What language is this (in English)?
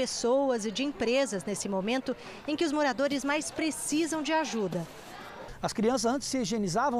Portuguese